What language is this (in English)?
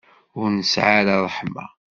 Kabyle